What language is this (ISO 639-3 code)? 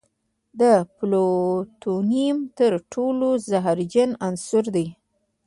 pus